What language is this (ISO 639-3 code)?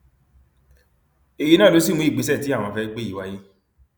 yor